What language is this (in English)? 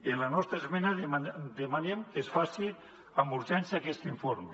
Catalan